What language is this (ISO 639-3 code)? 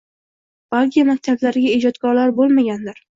uzb